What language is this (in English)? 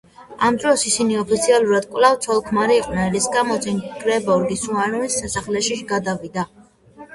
Georgian